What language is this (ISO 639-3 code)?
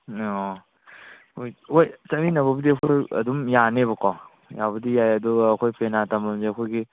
mni